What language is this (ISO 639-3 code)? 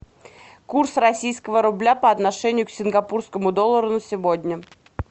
rus